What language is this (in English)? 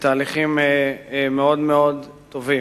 Hebrew